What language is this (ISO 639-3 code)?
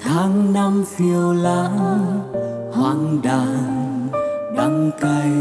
vie